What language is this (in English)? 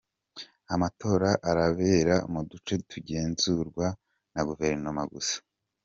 Kinyarwanda